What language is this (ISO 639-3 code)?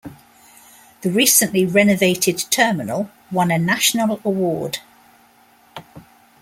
eng